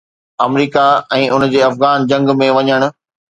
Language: Sindhi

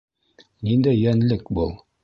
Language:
Bashkir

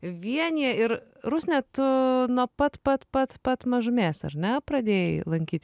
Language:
Lithuanian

